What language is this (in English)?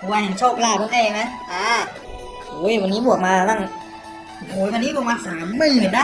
Thai